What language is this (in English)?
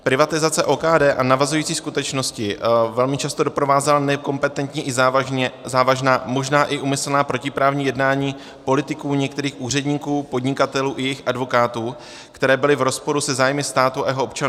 Czech